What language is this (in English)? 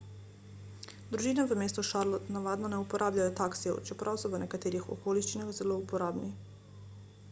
Slovenian